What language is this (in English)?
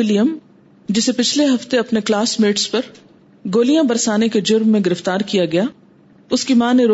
Urdu